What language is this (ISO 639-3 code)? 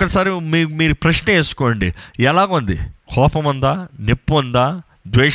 tel